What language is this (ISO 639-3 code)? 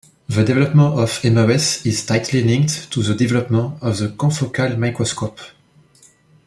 eng